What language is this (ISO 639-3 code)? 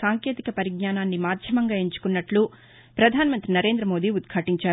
tel